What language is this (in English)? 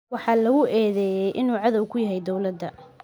Somali